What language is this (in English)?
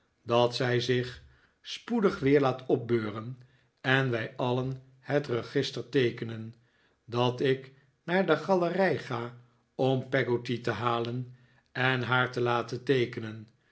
Dutch